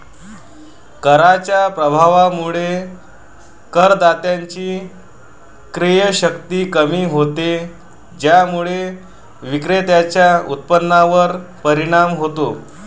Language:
Marathi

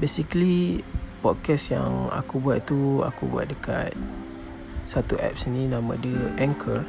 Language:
Malay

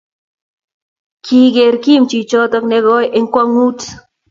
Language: Kalenjin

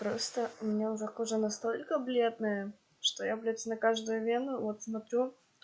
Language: Russian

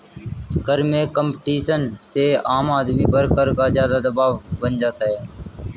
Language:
Hindi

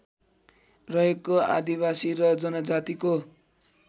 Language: Nepali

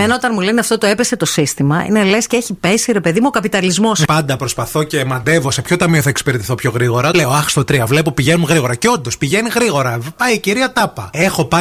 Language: Greek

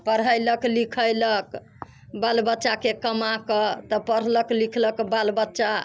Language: Maithili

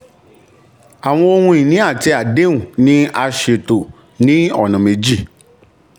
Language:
Yoruba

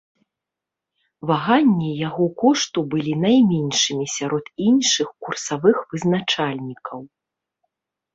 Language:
Belarusian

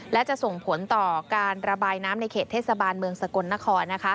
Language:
Thai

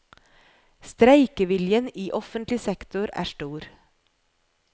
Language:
Norwegian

